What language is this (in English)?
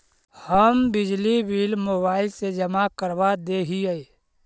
Magahi